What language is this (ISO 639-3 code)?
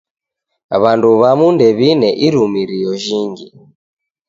dav